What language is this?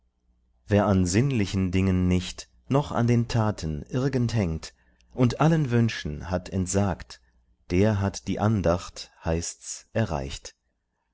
German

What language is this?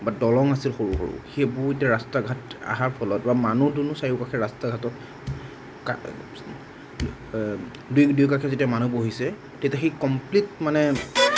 Assamese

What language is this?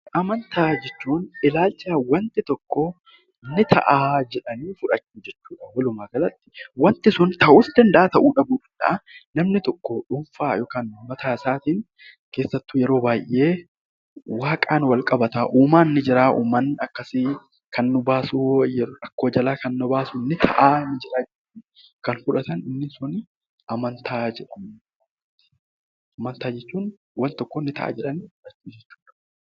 Oromo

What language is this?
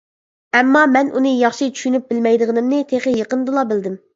Uyghur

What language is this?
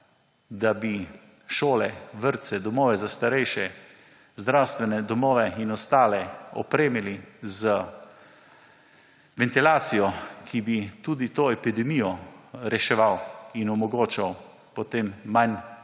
Slovenian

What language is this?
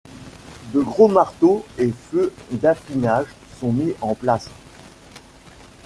French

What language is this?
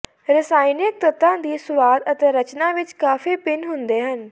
Punjabi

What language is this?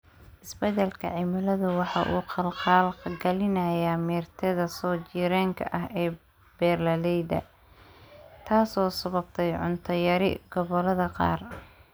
Somali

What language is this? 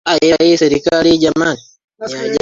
Swahili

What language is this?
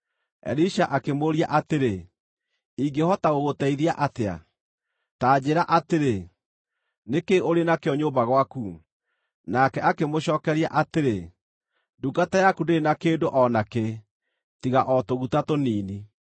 Kikuyu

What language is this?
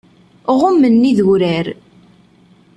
Kabyle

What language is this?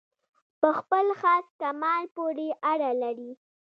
Pashto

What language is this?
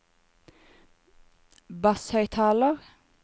Norwegian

